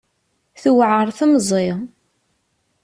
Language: Kabyle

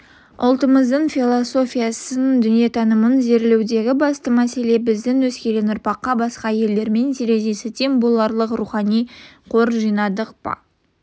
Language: Kazakh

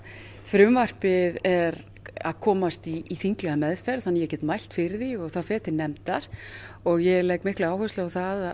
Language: Icelandic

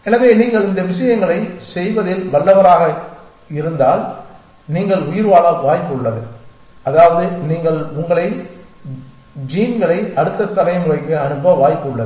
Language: Tamil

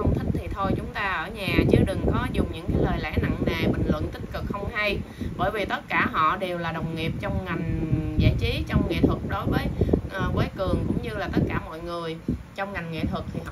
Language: Vietnamese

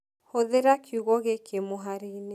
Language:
Kikuyu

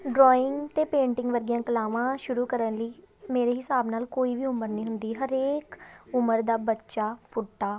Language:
Punjabi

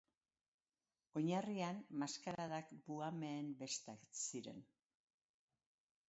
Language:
Basque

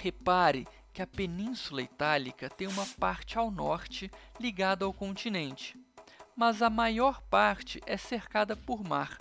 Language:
Portuguese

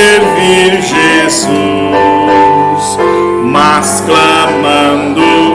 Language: Portuguese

